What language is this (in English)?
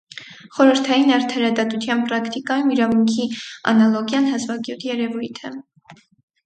Armenian